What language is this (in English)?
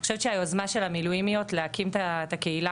Hebrew